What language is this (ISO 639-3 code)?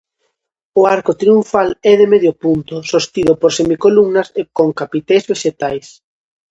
glg